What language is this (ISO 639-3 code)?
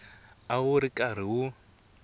tso